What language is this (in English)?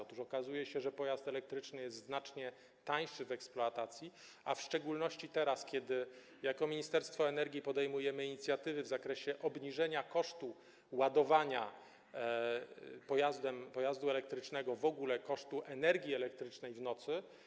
Polish